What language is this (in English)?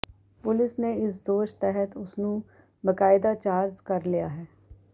Punjabi